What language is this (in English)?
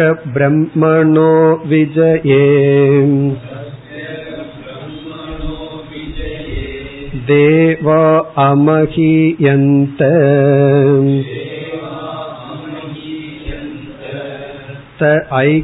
Tamil